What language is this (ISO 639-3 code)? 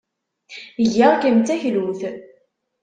kab